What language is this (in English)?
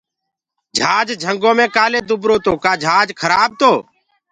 Gurgula